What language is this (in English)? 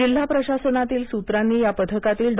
Marathi